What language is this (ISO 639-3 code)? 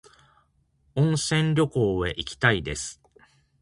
jpn